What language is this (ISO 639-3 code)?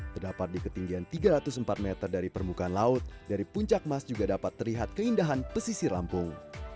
ind